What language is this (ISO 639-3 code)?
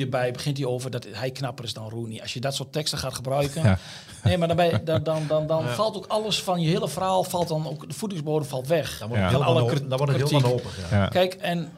nld